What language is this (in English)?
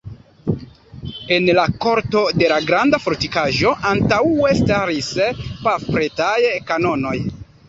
Esperanto